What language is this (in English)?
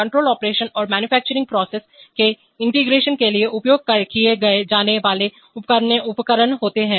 Hindi